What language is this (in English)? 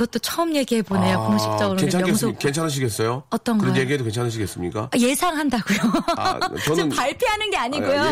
Korean